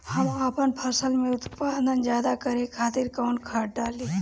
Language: Bhojpuri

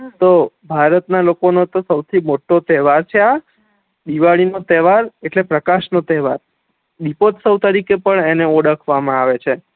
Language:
Gujarati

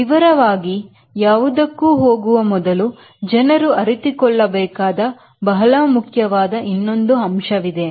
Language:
Kannada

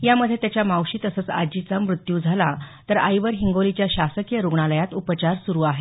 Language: Marathi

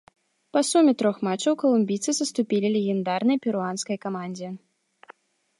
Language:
Belarusian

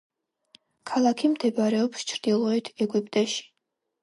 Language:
Georgian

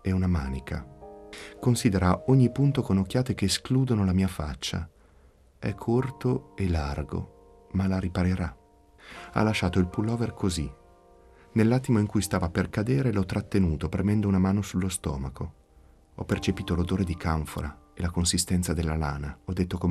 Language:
Italian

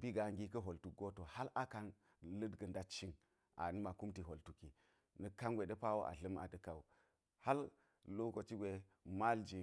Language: Geji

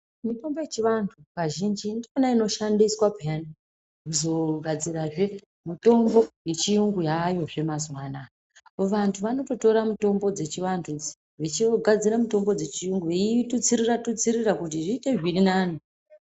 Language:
Ndau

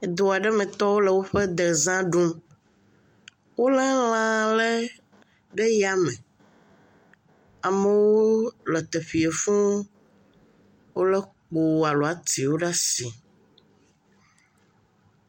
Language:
Ewe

